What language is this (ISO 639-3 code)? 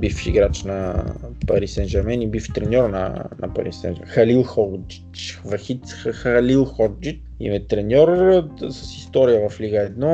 bul